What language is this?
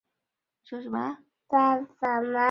Chinese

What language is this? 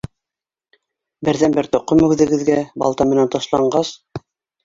Bashkir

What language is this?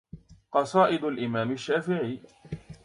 Arabic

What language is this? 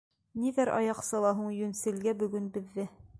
Bashkir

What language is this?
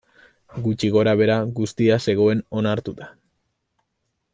Basque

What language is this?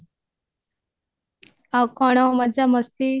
Odia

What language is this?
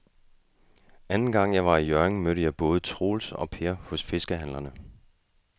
Danish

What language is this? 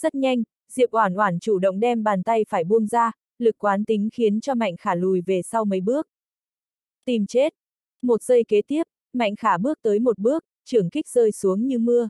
Vietnamese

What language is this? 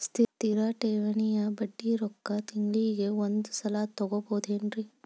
Kannada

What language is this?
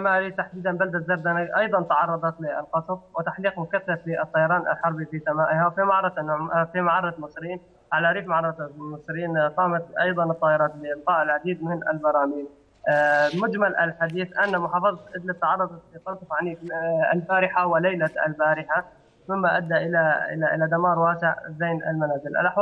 Arabic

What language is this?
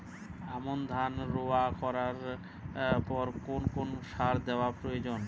Bangla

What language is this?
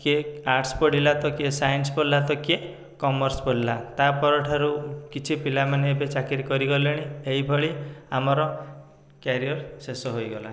Odia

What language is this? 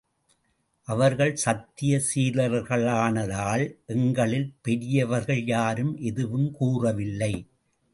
Tamil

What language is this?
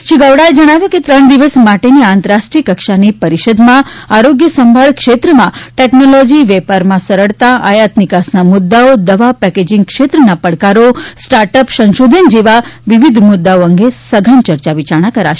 Gujarati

